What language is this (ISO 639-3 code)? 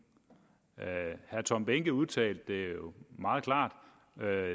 dan